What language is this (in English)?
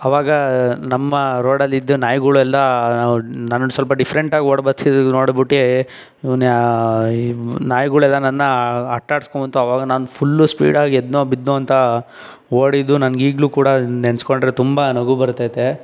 Kannada